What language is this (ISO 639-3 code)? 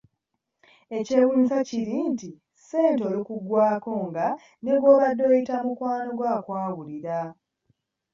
lug